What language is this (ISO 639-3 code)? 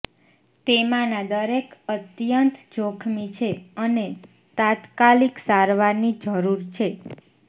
guj